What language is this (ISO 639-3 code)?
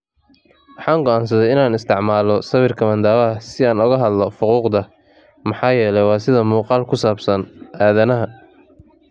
som